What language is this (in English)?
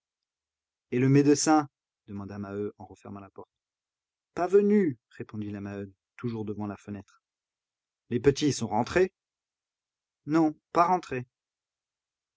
French